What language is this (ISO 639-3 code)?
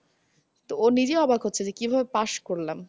ben